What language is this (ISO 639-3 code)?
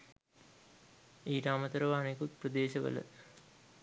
sin